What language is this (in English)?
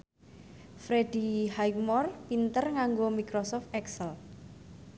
Javanese